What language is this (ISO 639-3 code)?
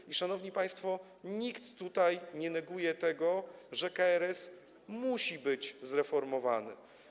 pol